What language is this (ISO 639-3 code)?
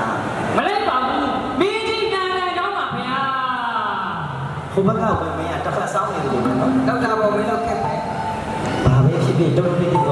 ind